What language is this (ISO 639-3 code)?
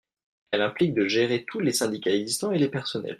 fra